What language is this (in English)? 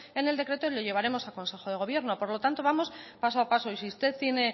Spanish